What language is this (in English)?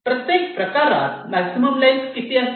Marathi